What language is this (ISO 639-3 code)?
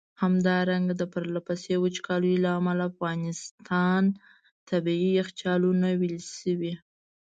pus